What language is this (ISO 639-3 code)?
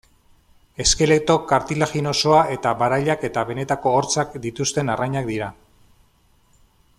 eus